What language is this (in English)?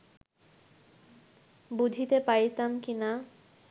Bangla